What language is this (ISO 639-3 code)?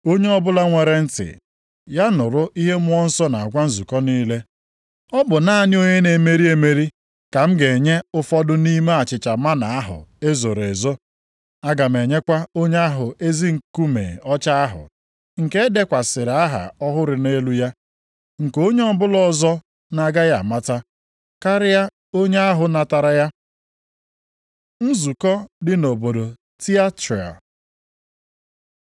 ibo